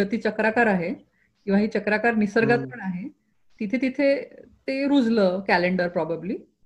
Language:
Marathi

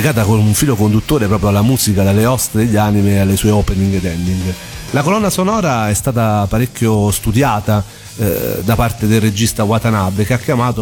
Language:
Italian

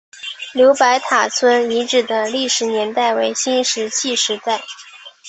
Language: Chinese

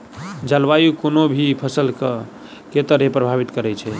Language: Maithili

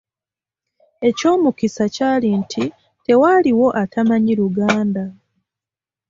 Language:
Ganda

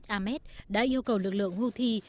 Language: Vietnamese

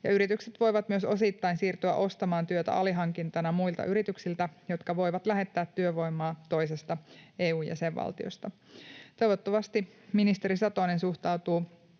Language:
Finnish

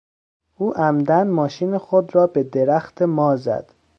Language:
Persian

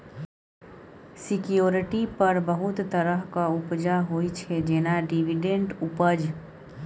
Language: Maithili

